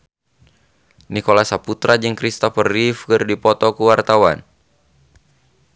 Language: Sundanese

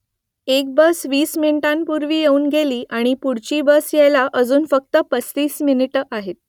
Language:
Marathi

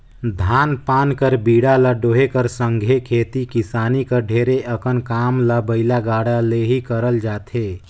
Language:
Chhattisgarhi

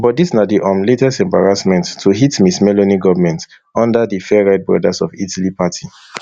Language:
Nigerian Pidgin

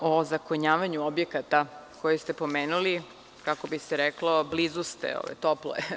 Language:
Serbian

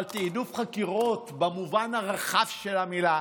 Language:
Hebrew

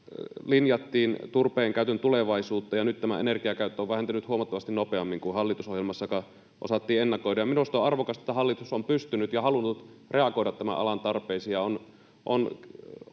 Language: Finnish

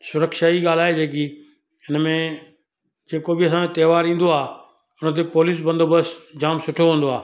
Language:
Sindhi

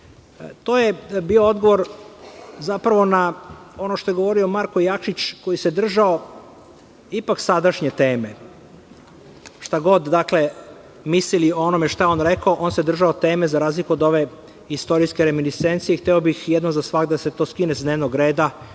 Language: Serbian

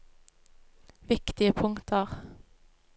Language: Norwegian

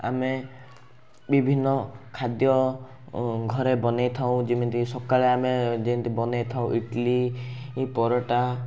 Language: Odia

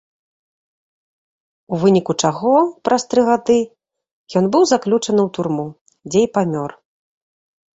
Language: Belarusian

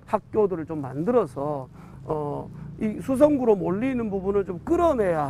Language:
Korean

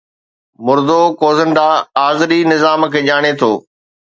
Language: Sindhi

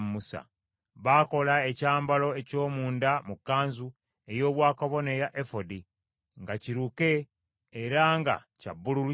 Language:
Ganda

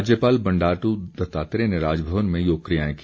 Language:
Hindi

